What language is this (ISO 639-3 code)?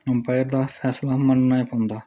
doi